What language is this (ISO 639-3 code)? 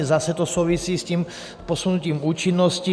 ces